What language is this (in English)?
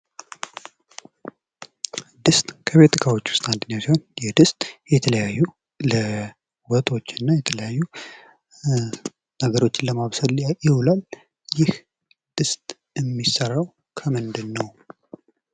Amharic